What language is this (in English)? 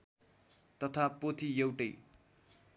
Nepali